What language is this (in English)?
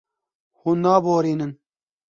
Kurdish